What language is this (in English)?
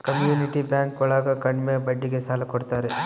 Kannada